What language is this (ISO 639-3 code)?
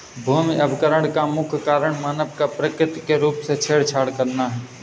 hin